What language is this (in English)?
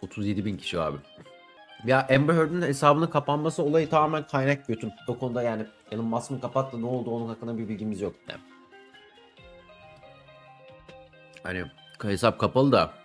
Turkish